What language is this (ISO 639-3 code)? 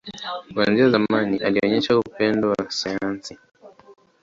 swa